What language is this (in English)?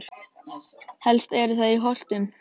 Icelandic